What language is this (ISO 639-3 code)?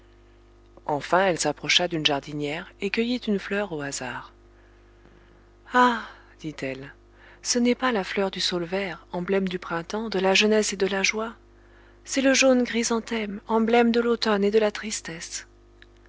fra